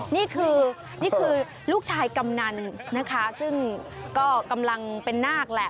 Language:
Thai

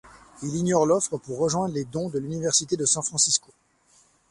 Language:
French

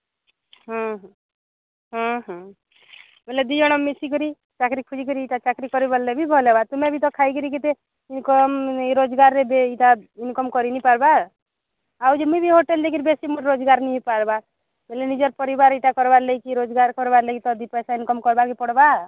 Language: Odia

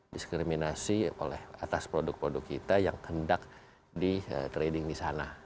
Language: Indonesian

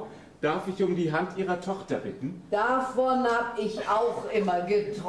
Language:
German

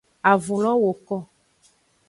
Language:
Aja (Benin)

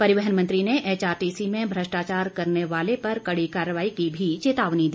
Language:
Hindi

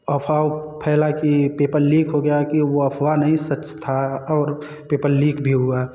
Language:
Hindi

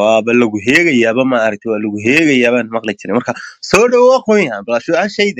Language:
Arabic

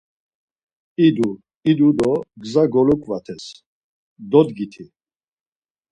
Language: Laz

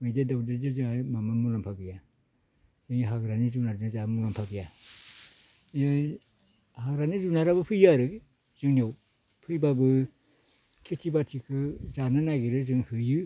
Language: Bodo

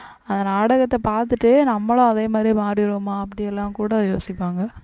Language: Tamil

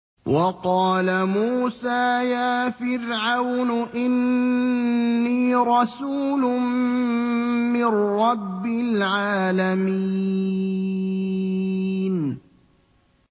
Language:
Arabic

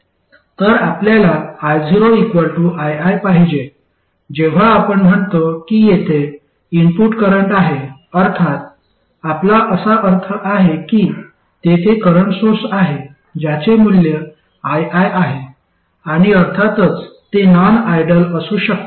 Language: Marathi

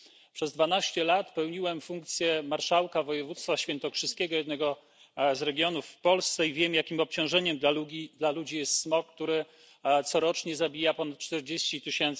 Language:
Polish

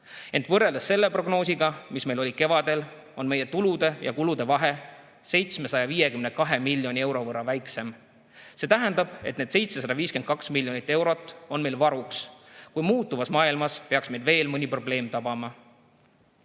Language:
Estonian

